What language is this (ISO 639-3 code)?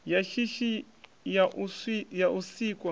ven